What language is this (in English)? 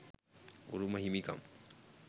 Sinhala